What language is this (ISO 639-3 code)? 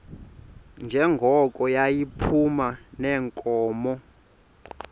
xho